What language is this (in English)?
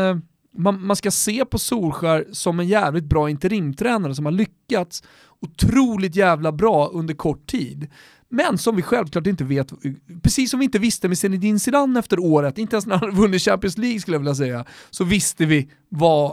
Swedish